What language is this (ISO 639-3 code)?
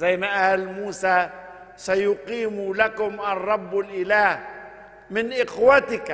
ara